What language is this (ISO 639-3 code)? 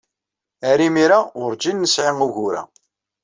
kab